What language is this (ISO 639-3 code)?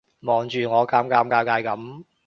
yue